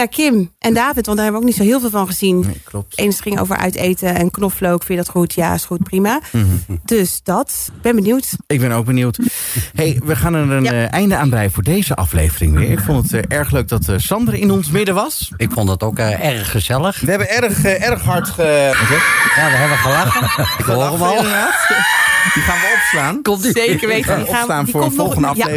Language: Dutch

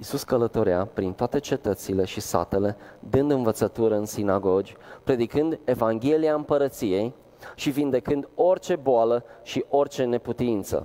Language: Romanian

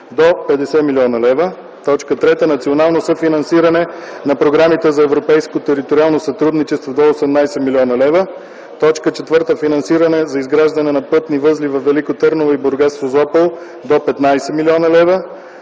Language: Bulgarian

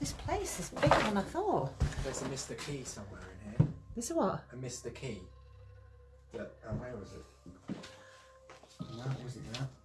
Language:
English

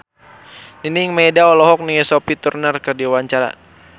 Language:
Sundanese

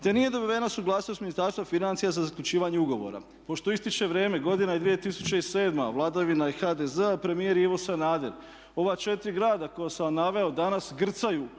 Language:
Croatian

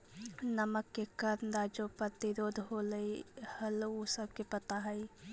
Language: Magahi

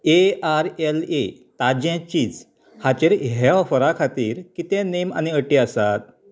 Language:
Konkani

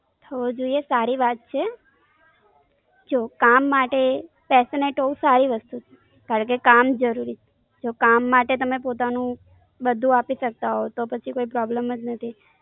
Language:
Gujarati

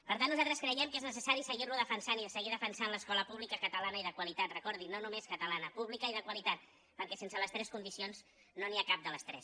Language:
Catalan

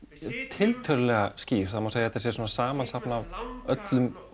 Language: Icelandic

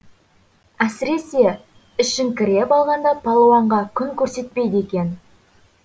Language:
Kazakh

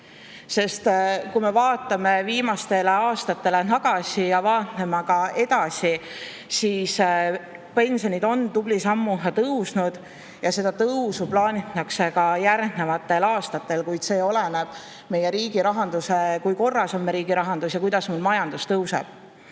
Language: Estonian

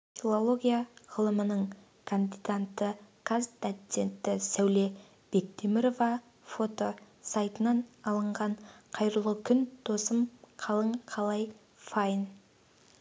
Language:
Kazakh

